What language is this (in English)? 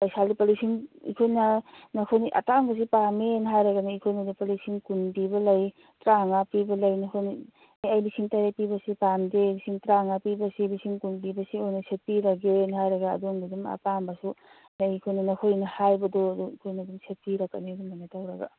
Manipuri